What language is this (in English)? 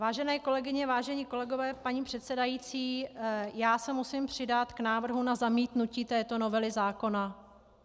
Czech